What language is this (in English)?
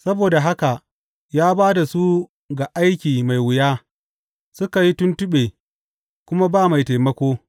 Hausa